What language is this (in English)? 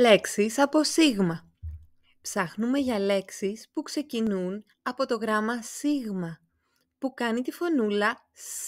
Greek